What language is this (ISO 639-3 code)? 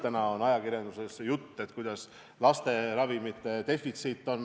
est